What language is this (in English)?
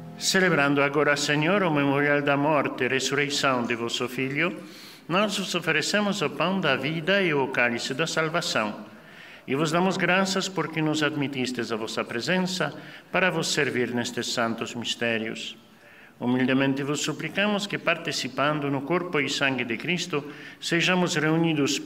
Portuguese